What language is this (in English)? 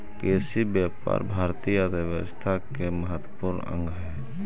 Magahi